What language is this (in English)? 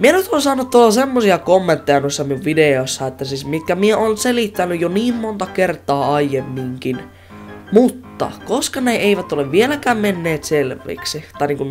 Finnish